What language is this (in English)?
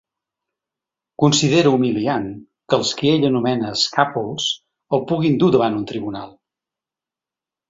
Catalan